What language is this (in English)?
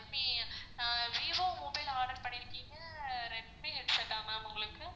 Tamil